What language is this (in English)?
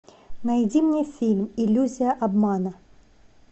Russian